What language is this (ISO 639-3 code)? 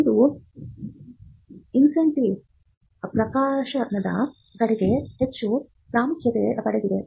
kan